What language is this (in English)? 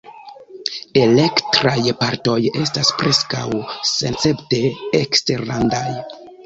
Esperanto